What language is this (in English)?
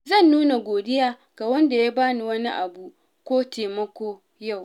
Hausa